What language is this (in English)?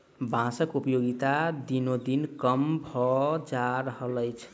Maithili